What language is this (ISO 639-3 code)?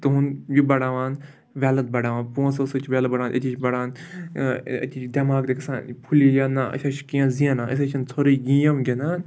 kas